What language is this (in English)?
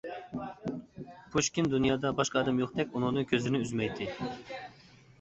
Uyghur